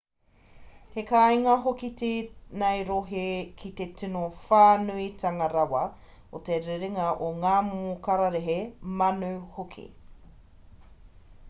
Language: Māori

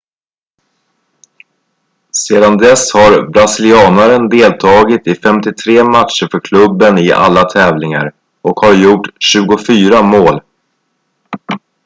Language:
Swedish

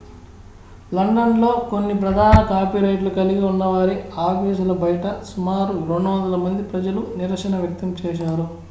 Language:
Telugu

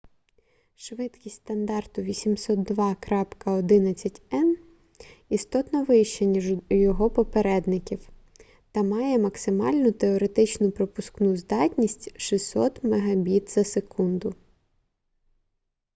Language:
Ukrainian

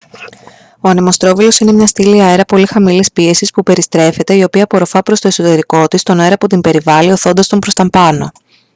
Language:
Greek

